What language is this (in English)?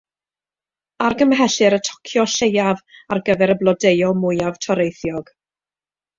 Welsh